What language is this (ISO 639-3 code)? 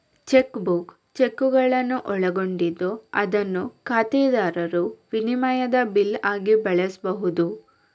kan